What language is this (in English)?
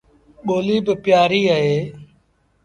Sindhi Bhil